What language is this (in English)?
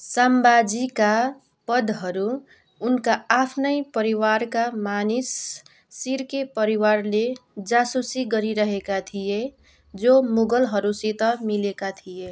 Nepali